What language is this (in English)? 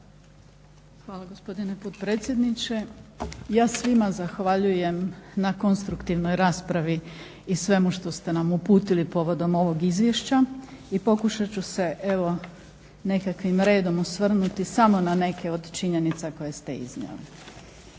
Croatian